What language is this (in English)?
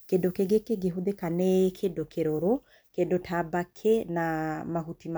Kikuyu